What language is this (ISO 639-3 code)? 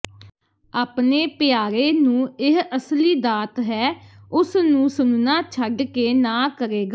pan